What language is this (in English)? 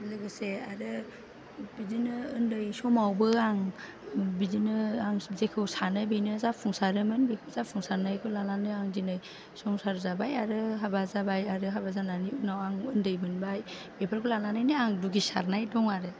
Bodo